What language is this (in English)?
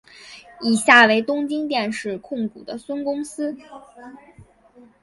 Chinese